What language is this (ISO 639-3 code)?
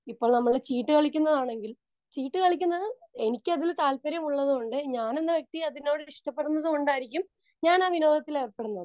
mal